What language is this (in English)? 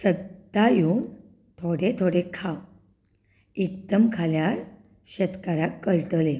Konkani